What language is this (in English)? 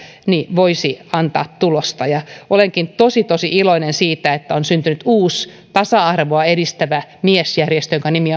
Finnish